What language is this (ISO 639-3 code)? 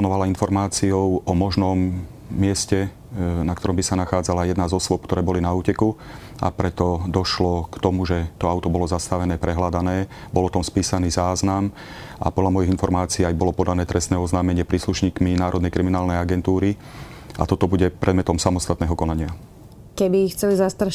slk